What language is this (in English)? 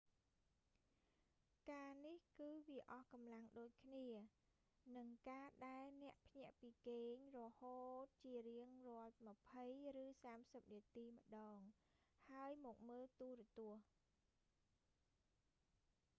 Khmer